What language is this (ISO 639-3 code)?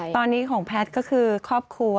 tha